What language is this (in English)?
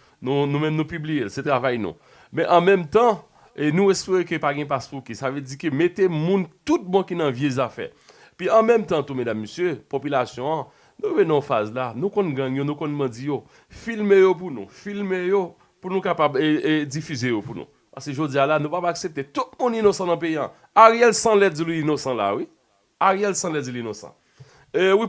French